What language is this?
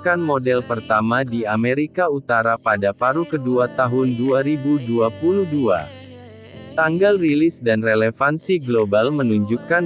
Indonesian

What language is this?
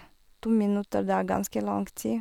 Norwegian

